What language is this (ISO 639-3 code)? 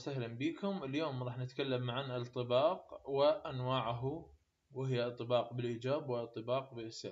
ara